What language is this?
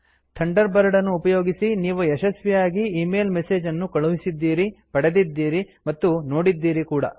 Kannada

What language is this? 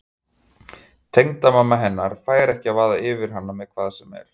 Icelandic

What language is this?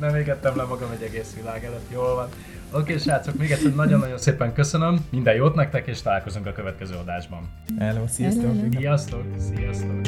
Hungarian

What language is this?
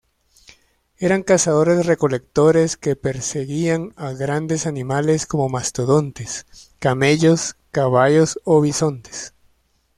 Spanish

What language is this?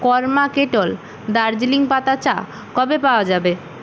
Bangla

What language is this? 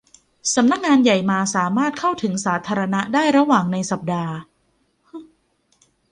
Thai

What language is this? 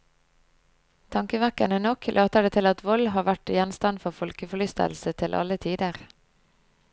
Norwegian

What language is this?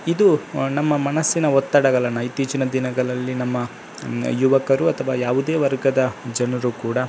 Kannada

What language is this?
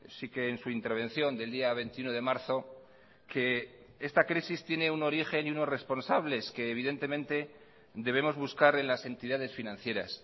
Spanish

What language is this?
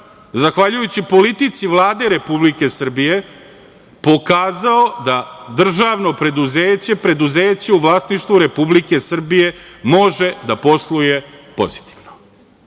Serbian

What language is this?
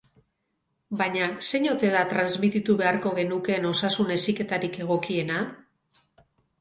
Basque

